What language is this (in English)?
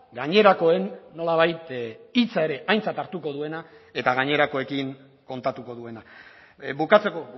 Basque